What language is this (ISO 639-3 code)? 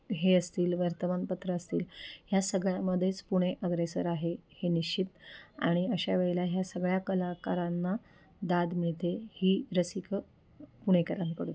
mar